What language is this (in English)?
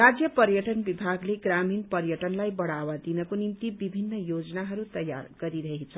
Nepali